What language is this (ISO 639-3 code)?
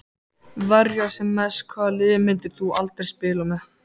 isl